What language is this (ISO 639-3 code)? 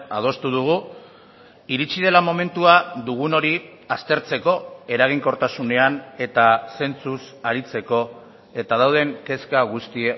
eus